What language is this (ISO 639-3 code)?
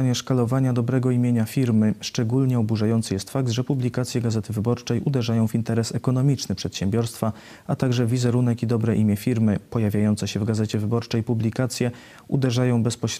pol